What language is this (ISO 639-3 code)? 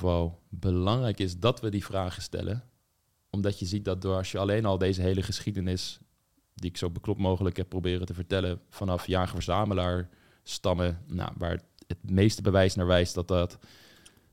nld